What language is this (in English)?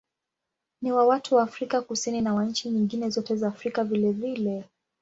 Swahili